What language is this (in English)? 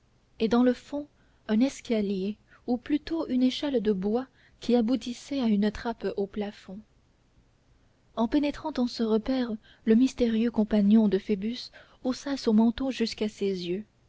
French